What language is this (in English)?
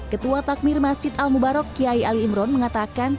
Indonesian